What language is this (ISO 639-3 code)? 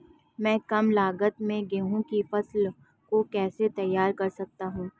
hin